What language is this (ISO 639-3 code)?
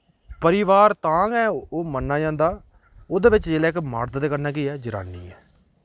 doi